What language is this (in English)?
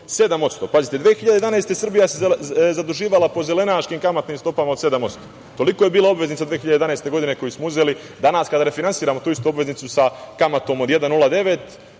Serbian